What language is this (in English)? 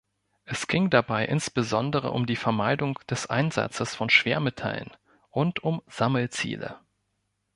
German